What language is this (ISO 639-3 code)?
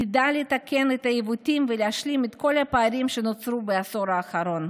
heb